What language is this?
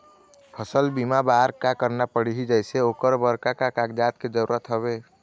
Chhattisgarhi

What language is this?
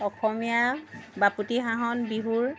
Assamese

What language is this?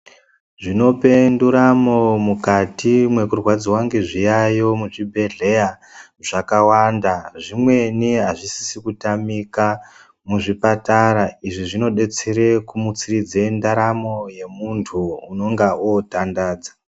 Ndau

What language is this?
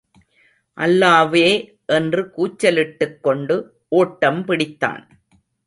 Tamil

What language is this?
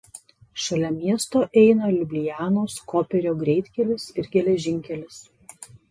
Lithuanian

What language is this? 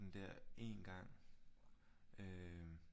Danish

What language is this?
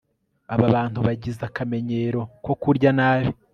Kinyarwanda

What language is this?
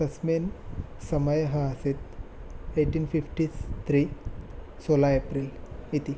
Sanskrit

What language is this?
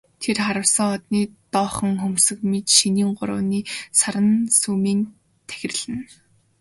Mongolian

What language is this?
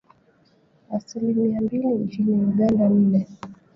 Swahili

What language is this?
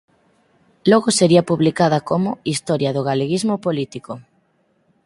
Galician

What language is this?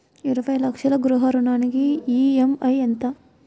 Telugu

